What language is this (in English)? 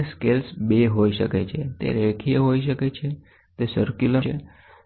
Gujarati